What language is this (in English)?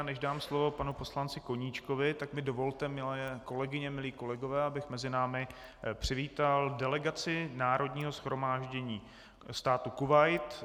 Czech